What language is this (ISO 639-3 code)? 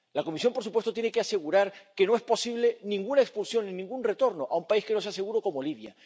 spa